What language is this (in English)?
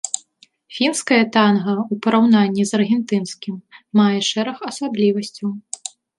Belarusian